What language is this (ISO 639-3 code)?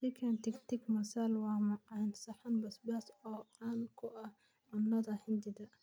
som